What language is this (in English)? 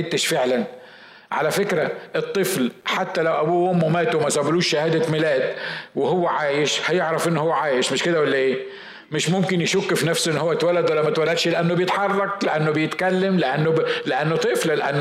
Arabic